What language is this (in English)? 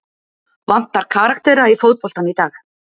Icelandic